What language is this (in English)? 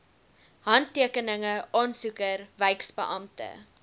Afrikaans